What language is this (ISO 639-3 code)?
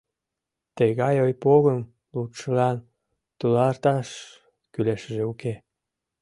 chm